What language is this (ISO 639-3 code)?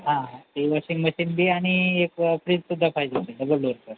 mar